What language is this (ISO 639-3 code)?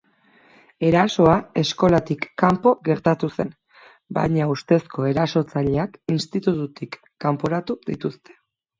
eus